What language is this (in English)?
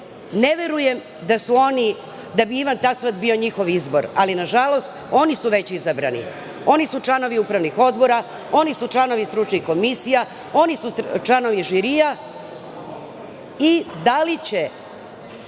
Serbian